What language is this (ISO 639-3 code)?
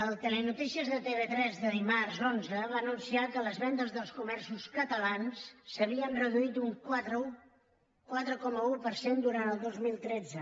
cat